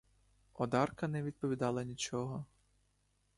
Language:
Ukrainian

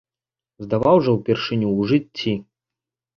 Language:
Belarusian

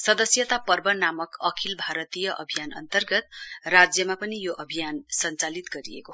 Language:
Nepali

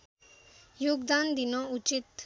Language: Nepali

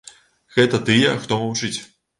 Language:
Belarusian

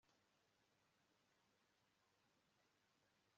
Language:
Kinyarwanda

